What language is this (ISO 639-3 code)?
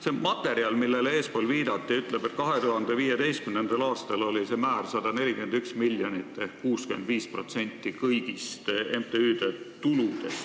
est